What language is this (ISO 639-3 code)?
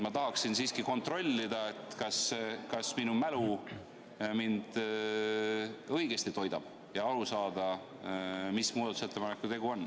est